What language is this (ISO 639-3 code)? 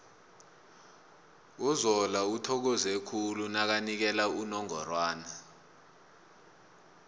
nbl